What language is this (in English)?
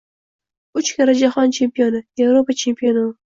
Uzbek